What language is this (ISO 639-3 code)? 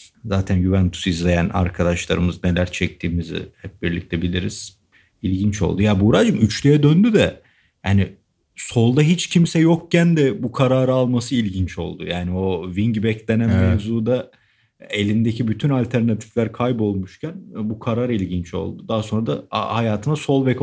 tur